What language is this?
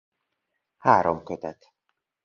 Hungarian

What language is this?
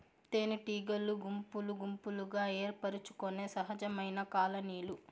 Telugu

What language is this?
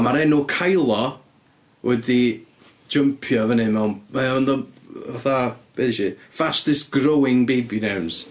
Welsh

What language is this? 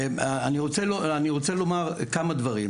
Hebrew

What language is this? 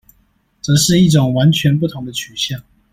Chinese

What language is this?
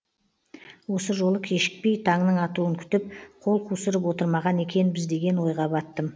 Kazakh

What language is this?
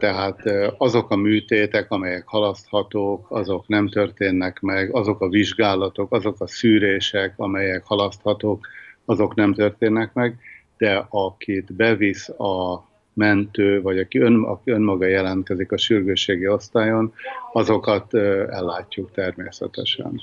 Hungarian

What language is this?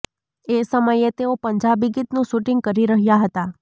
Gujarati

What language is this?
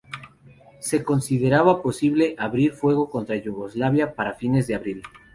Spanish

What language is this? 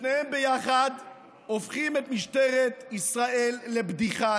Hebrew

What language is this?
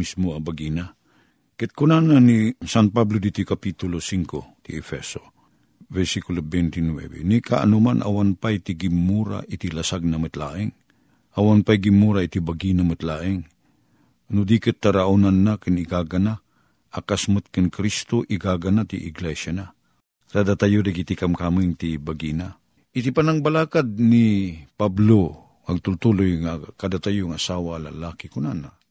Filipino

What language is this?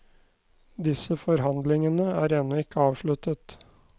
Norwegian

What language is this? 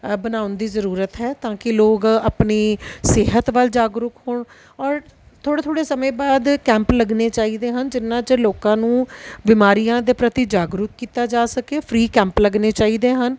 Punjabi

